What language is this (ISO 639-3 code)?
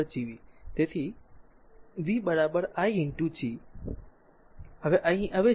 guj